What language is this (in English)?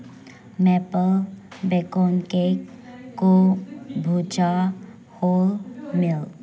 Manipuri